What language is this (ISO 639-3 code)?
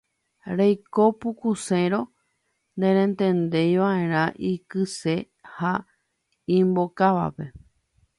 grn